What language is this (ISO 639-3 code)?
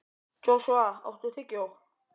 isl